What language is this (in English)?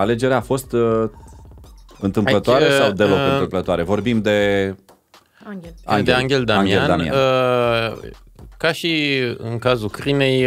Romanian